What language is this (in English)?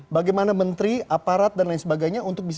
Indonesian